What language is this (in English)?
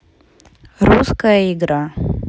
Russian